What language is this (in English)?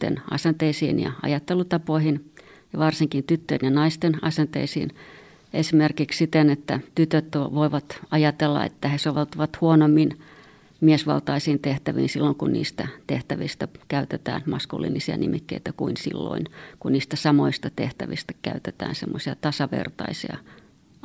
Finnish